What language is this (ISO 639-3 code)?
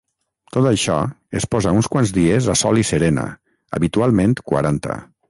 cat